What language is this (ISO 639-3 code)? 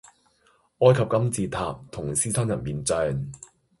yue